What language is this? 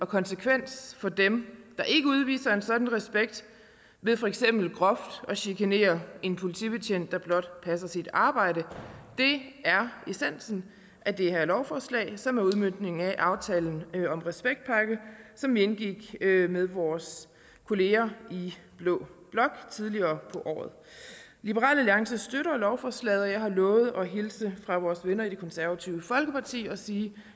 Danish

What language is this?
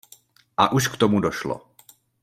Czech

